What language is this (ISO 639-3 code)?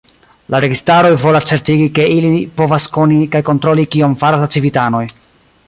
epo